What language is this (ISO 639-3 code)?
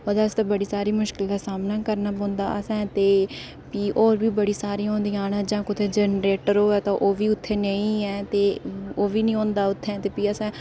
doi